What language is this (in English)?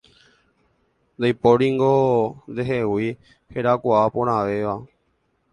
Guarani